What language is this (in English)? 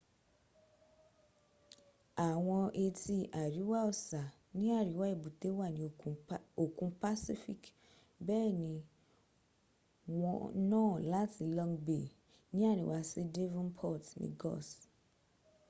Yoruba